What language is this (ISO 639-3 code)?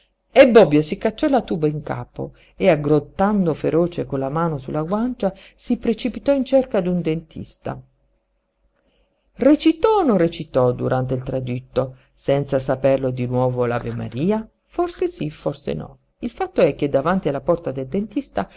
ita